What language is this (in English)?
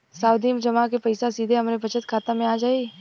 Bhojpuri